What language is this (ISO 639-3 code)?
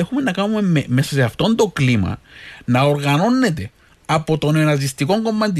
ell